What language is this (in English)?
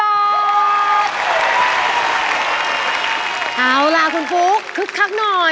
Thai